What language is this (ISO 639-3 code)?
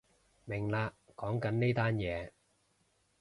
yue